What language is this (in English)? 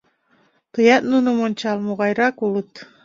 Mari